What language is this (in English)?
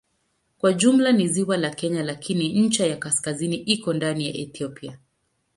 Swahili